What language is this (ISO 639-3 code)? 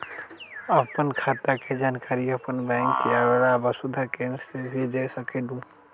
mag